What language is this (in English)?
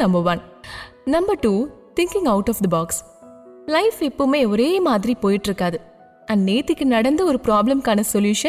Tamil